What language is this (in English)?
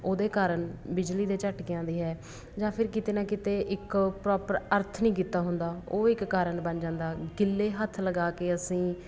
Punjabi